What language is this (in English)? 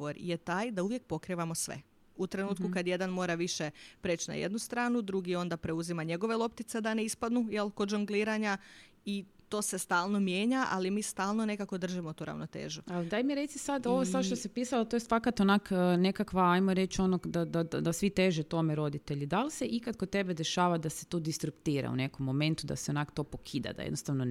Croatian